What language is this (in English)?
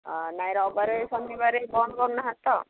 Odia